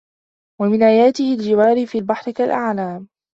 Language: Arabic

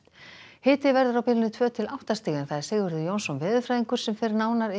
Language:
Icelandic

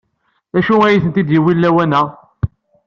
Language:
Kabyle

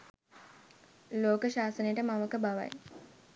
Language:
Sinhala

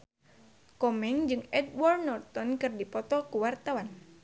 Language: Sundanese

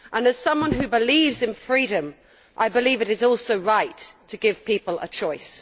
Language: English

